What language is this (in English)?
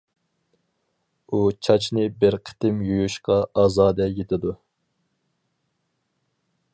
Uyghur